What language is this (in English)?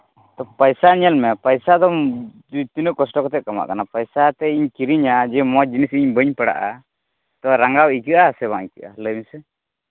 Santali